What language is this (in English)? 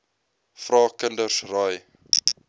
Afrikaans